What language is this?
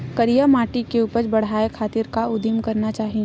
Chhattisgarhi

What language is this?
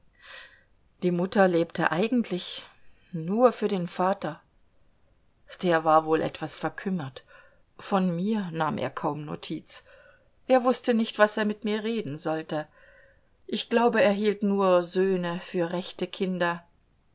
German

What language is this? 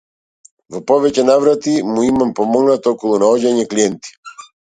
Macedonian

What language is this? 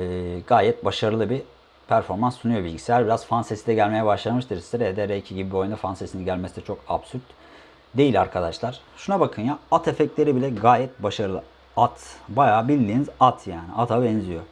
Turkish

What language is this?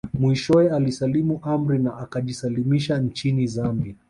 Swahili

